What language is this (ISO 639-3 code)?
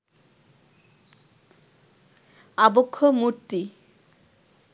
ben